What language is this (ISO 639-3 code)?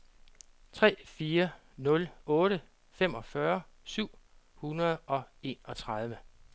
dan